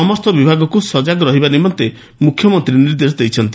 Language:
Odia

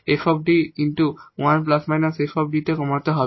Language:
Bangla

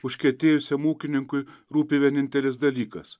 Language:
Lithuanian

